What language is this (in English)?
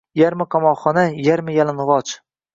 Uzbek